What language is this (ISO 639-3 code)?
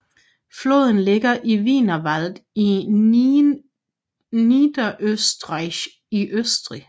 dan